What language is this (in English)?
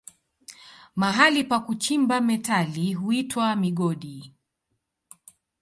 Swahili